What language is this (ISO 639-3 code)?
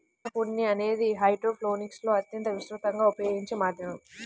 tel